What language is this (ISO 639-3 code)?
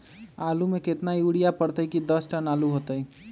mag